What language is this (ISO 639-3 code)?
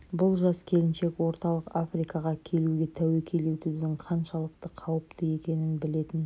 kaz